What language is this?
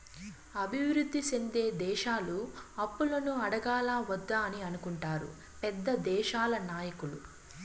Telugu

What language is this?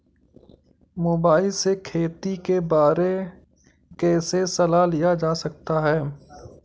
Hindi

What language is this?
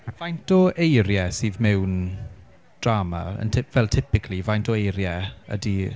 Welsh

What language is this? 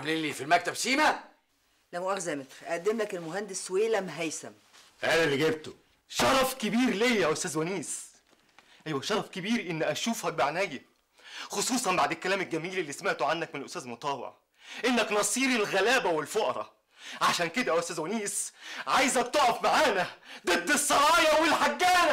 Arabic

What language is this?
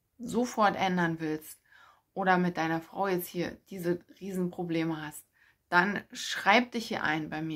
German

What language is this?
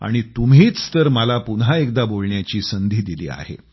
Marathi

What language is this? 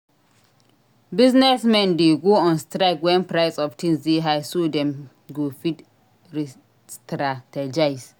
Nigerian Pidgin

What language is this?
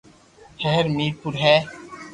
Loarki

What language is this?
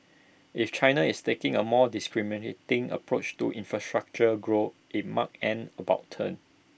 English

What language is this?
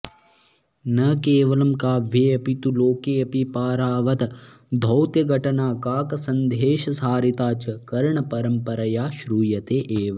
Sanskrit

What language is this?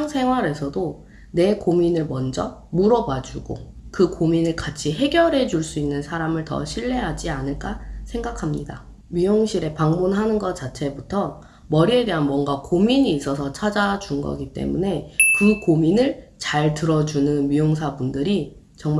Korean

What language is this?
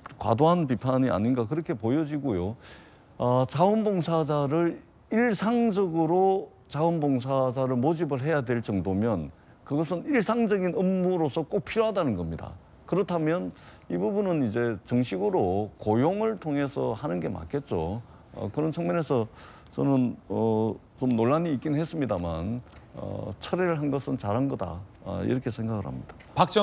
Korean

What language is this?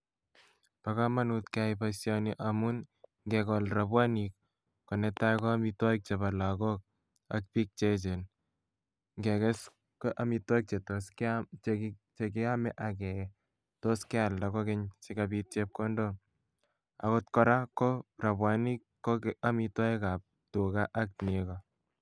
Kalenjin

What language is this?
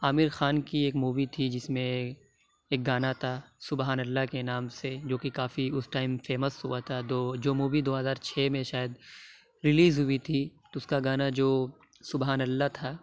Urdu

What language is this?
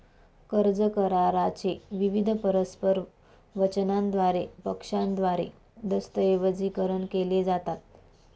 Marathi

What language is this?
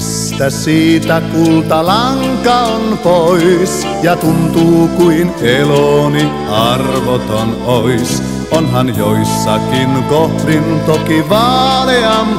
Finnish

